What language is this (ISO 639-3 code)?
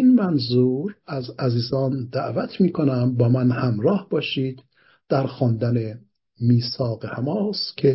fas